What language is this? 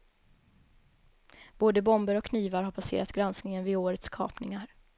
Swedish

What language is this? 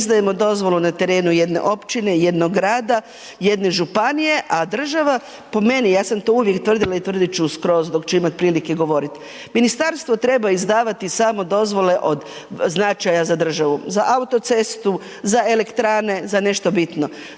Croatian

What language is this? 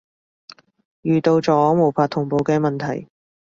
Cantonese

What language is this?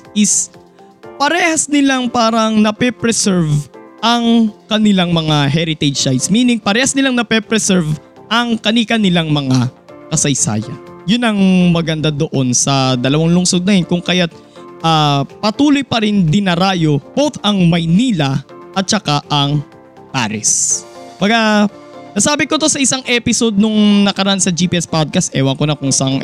Filipino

